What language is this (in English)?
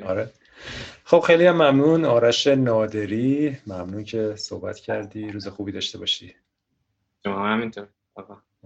Persian